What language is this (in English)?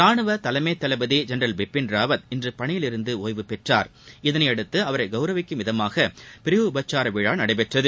Tamil